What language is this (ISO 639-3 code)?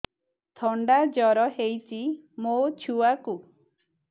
ori